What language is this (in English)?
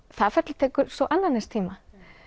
Icelandic